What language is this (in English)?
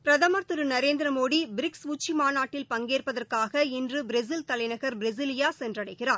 Tamil